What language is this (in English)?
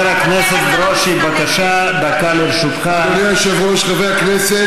Hebrew